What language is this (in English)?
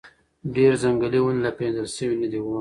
Pashto